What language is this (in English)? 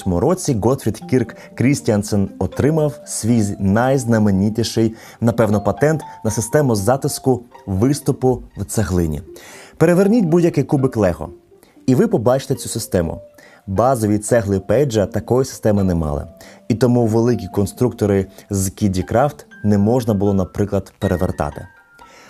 Ukrainian